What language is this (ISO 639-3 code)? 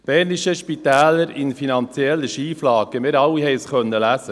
gsw